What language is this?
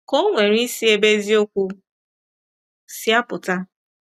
Igbo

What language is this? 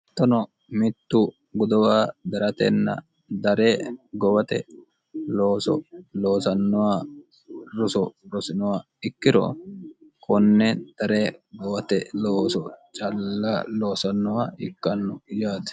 Sidamo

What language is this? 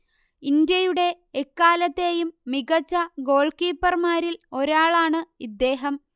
Malayalam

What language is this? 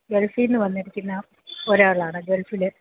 Malayalam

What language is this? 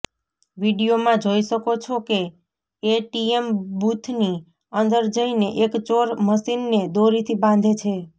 Gujarati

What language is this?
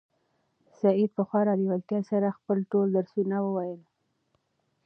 Pashto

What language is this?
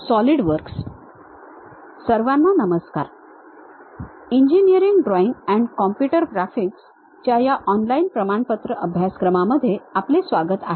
Marathi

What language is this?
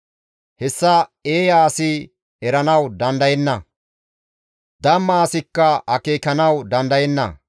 Gamo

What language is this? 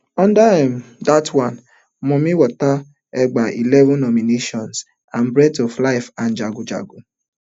Nigerian Pidgin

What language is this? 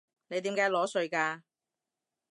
Cantonese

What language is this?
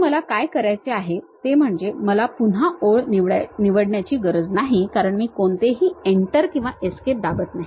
Marathi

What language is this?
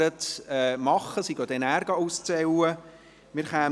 Swiss German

